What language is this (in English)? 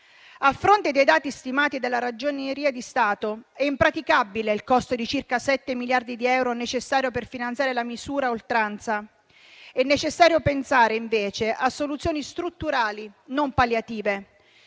Italian